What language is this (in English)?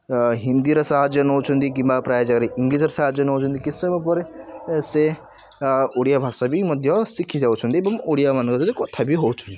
Odia